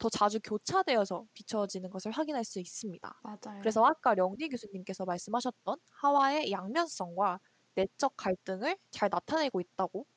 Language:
Korean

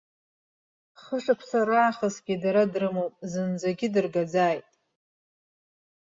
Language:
Abkhazian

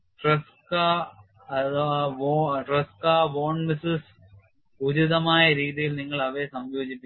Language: Malayalam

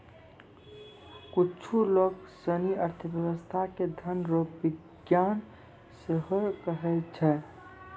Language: Maithili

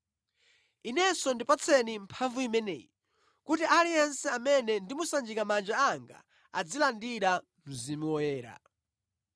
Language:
Nyanja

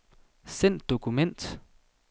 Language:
Danish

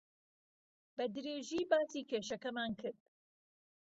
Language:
Central Kurdish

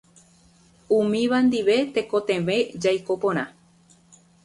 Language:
Guarani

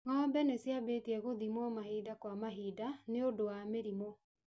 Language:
Kikuyu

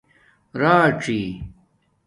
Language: Domaaki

